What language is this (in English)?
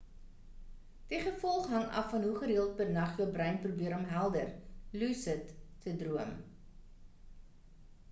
Afrikaans